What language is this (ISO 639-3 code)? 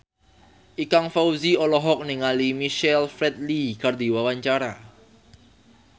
sun